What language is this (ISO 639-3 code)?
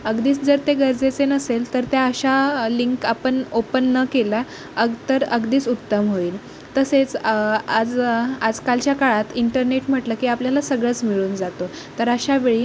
mar